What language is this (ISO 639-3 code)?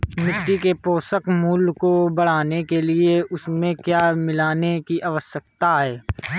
hin